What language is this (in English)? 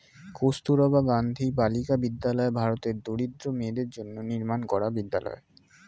Bangla